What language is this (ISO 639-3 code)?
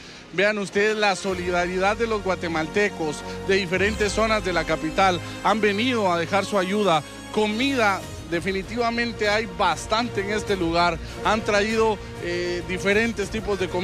spa